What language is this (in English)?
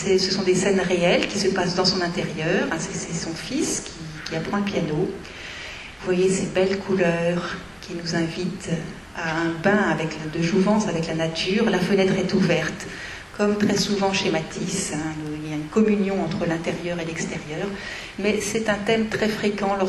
French